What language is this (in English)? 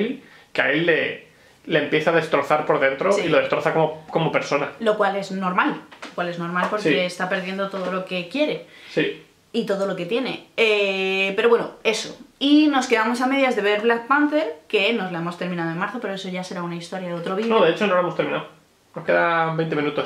Spanish